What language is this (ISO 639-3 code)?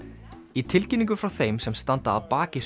isl